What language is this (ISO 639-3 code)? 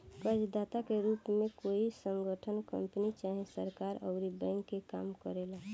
bho